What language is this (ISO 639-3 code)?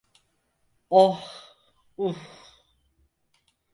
tur